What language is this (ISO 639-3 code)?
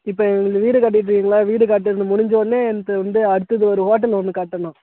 tam